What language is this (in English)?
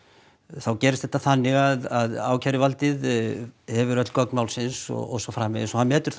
Icelandic